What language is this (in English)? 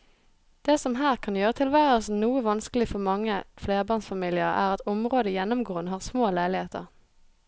Norwegian